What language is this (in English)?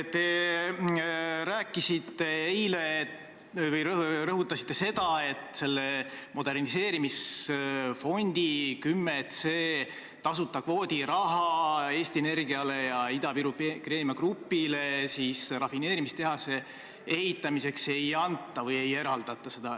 Estonian